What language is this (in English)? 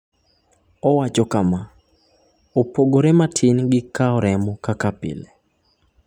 Luo (Kenya and Tanzania)